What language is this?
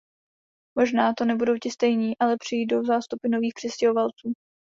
Czech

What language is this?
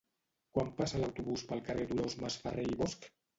Catalan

